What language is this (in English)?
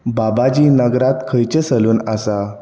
Konkani